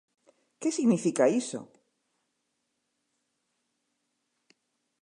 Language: Galician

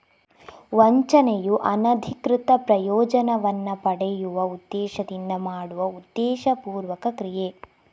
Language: Kannada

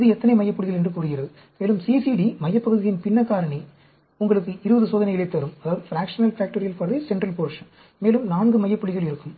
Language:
Tamil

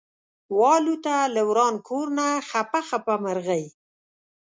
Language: Pashto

